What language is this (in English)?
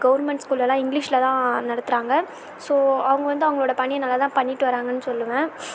Tamil